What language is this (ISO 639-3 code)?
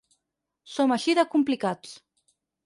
cat